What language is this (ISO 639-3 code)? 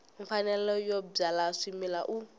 tso